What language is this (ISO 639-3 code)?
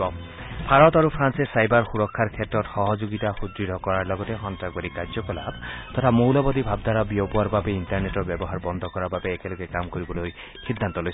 asm